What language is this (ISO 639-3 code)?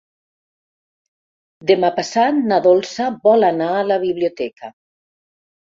cat